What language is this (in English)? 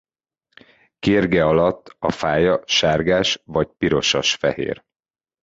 Hungarian